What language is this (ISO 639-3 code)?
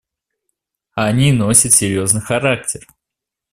rus